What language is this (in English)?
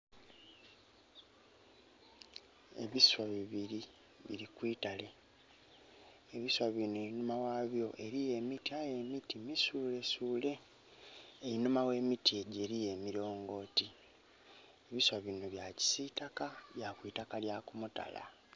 Soga